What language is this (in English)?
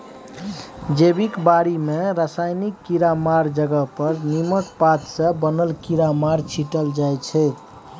Maithili